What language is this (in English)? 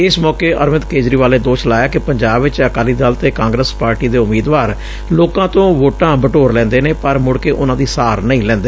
Punjabi